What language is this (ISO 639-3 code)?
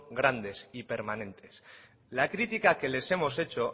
spa